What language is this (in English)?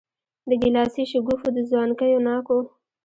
Pashto